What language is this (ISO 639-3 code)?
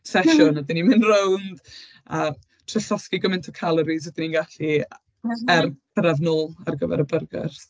cym